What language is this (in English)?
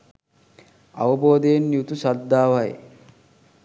Sinhala